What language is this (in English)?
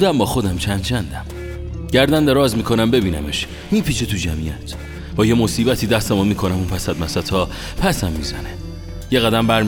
Persian